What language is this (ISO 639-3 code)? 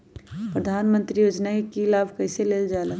mag